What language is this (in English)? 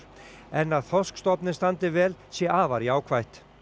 Icelandic